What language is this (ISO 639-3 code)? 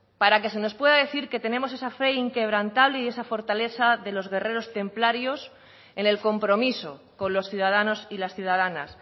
spa